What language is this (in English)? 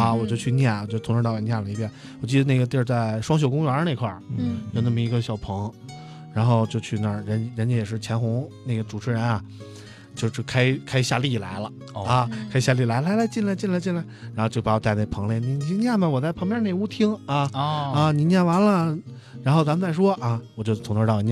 Chinese